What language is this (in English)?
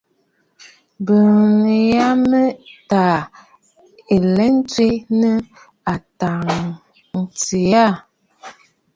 Bafut